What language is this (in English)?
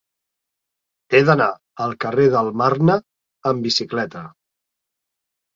Catalan